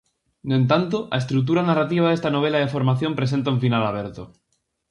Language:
Galician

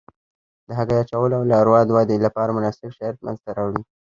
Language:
Pashto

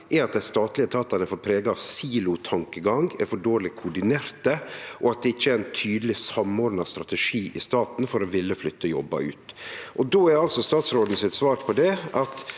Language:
Norwegian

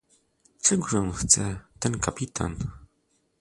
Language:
Polish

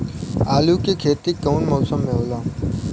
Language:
Bhojpuri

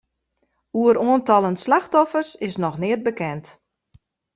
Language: Western Frisian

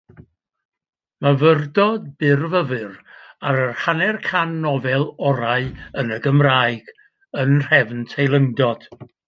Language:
Welsh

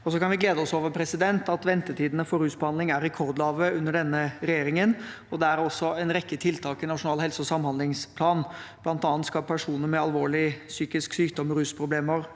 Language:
Norwegian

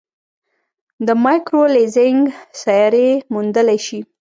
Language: Pashto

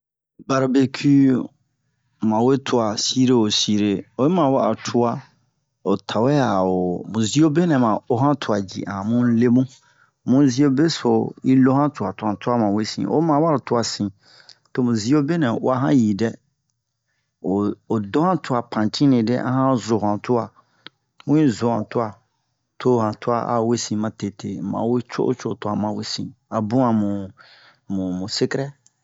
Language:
Bomu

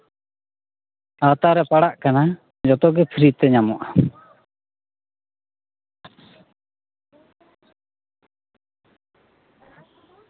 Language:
Santali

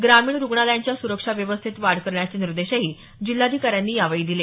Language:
Marathi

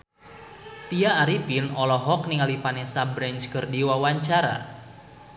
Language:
Sundanese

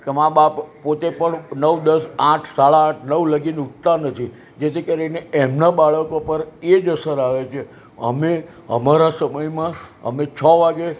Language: Gujarati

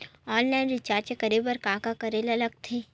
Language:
Chhattisgarhi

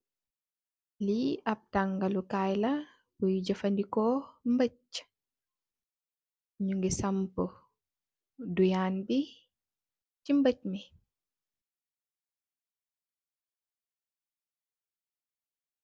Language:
Wolof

